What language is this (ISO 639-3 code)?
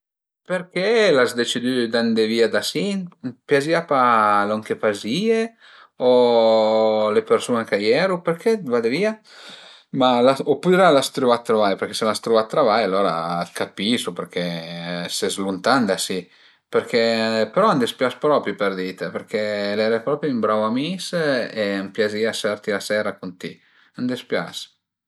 pms